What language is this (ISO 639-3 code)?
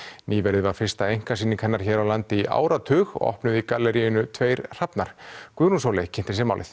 isl